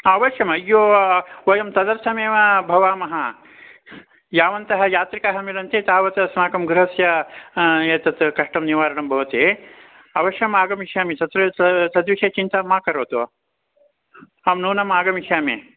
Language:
Sanskrit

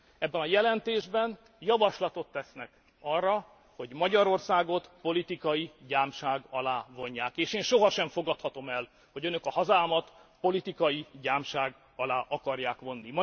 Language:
Hungarian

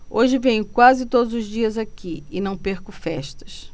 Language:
Portuguese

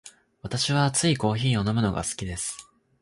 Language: Japanese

